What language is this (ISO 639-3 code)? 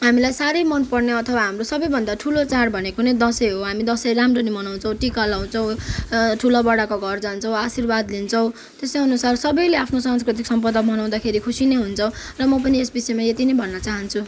nep